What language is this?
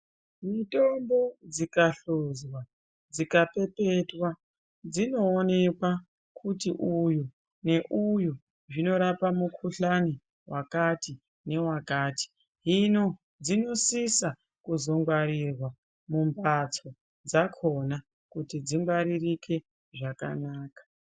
Ndau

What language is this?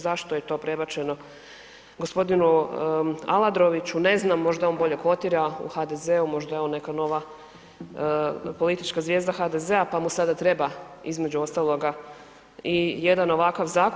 Croatian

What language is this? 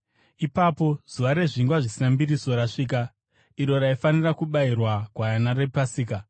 Shona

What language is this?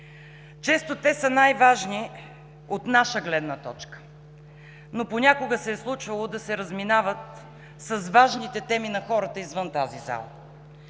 Bulgarian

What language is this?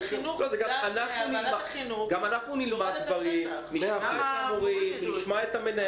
Hebrew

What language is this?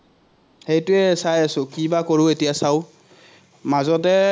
Assamese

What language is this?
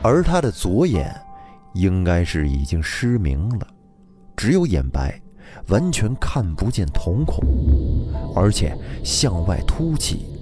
Chinese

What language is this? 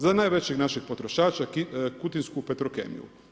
Croatian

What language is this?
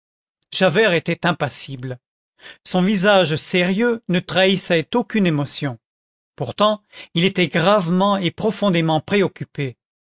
French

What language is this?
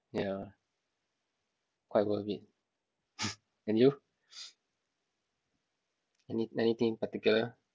English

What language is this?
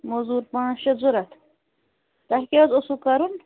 Kashmiri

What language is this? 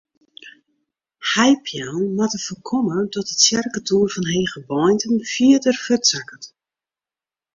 Western Frisian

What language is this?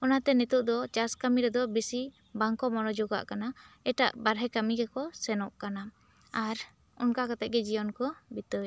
Santali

